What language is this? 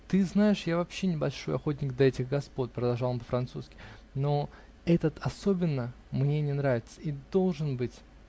Russian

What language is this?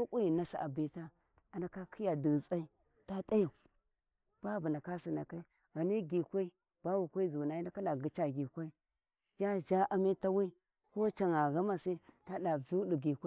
Warji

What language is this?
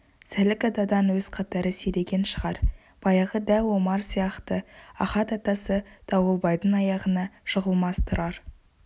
Kazakh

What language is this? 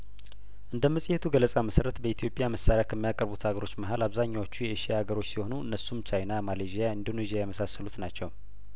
Amharic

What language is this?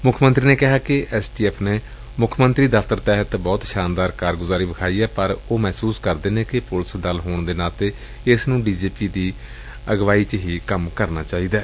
Punjabi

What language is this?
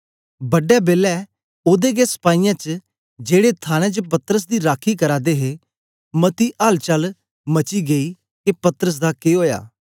Dogri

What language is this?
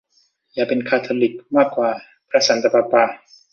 Thai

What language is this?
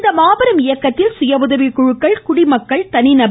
Tamil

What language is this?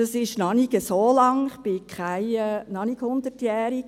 Swiss German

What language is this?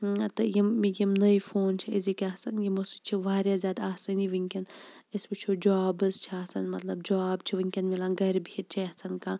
Kashmiri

